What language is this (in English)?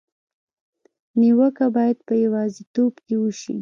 Pashto